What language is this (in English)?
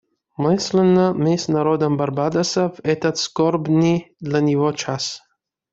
Russian